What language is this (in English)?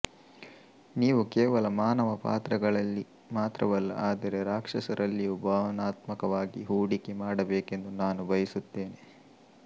Kannada